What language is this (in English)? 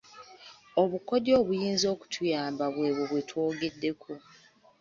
Ganda